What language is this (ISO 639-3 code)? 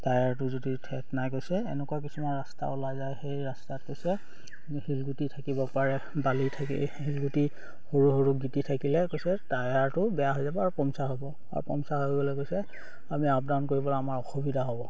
asm